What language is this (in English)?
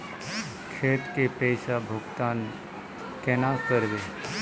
Magahi